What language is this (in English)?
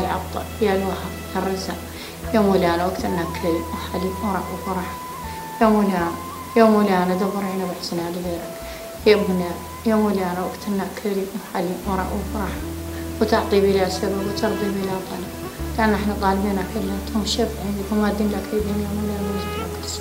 Arabic